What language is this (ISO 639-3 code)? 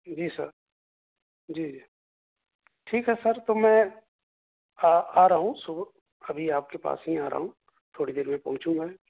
urd